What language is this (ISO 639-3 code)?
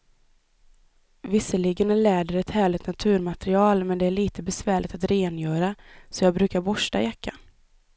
swe